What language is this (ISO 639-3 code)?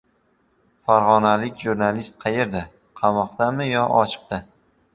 uzb